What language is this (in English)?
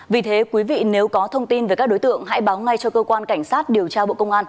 Vietnamese